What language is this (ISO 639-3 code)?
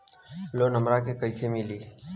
bho